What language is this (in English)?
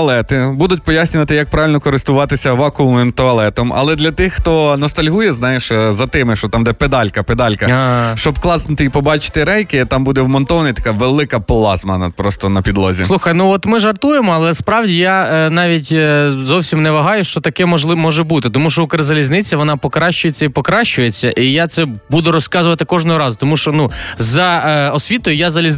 Ukrainian